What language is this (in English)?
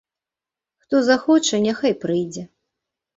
Belarusian